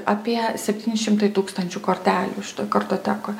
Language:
Lithuanian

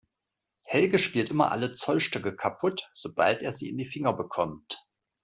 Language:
German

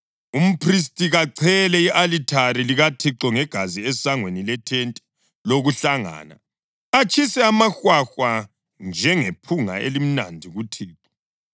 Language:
North Ndebele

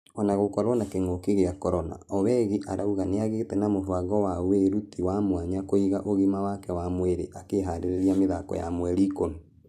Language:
Kikuyu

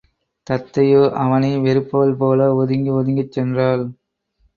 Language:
Tamil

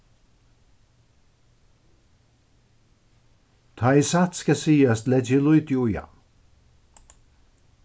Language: Faroese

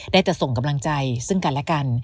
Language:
Thai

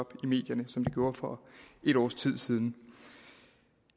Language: Danish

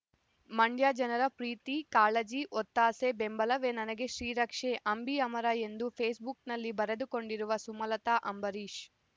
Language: Kannada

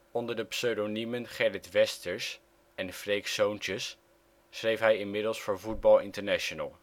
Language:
Dutch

